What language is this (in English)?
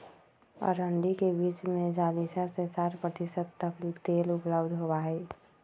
Magahi